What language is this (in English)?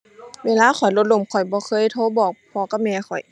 Thai